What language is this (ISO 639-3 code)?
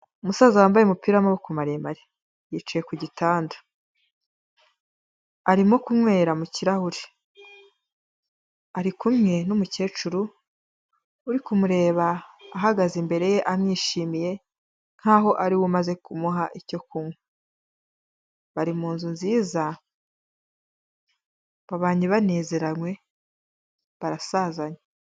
kin